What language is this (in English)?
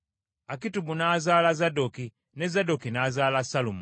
Ganda